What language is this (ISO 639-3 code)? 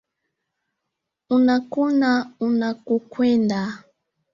swa